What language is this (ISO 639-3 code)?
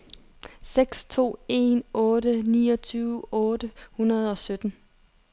dan